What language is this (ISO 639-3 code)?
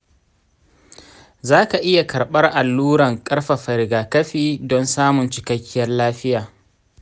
hau